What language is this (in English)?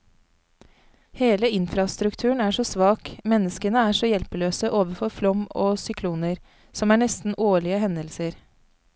Norwegian